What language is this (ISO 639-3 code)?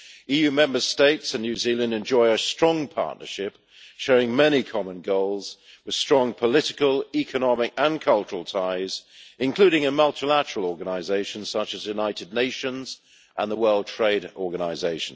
eng